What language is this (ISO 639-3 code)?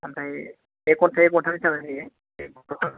brx